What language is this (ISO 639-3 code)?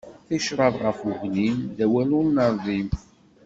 kab